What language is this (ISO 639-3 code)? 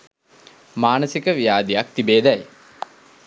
sin